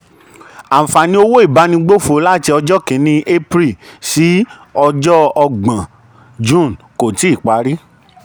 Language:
Yoruba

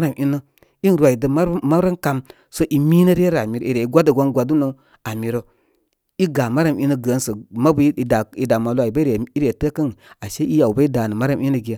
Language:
Koma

